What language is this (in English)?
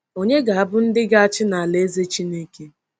Igbo